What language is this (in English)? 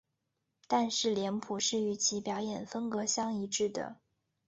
Chinese